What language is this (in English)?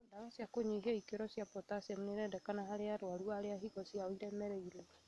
Kikuyu